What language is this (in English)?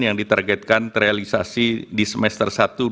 Indonesian